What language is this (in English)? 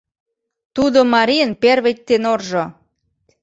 Mari